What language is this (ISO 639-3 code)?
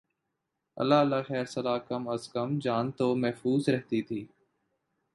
urd